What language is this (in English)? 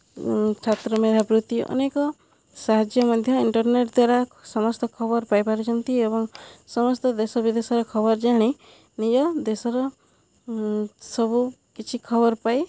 Odia